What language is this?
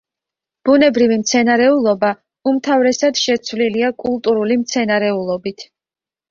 Georgian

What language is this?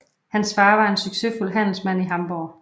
Danish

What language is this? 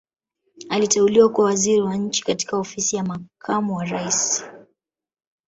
Swahili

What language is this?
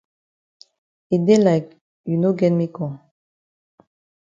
Cameroon Pidgin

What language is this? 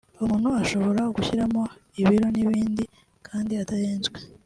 Kinyarwanda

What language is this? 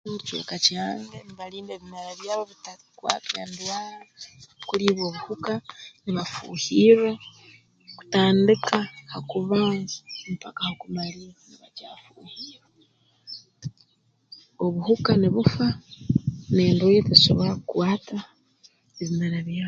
Tooro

